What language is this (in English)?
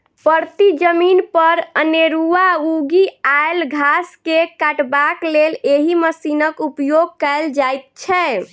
Maithili